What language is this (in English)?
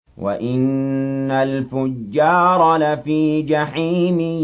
Arabic